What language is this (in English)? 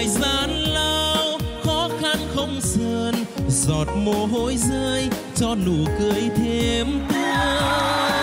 Vietnamese